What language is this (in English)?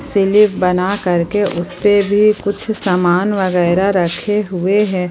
Hindi